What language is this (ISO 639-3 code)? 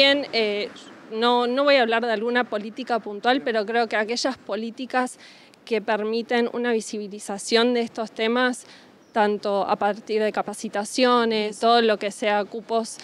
spa